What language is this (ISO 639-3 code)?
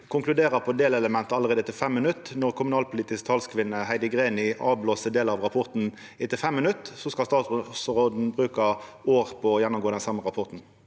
nor